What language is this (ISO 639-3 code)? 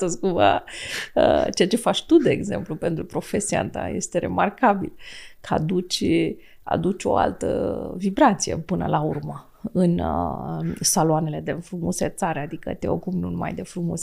ron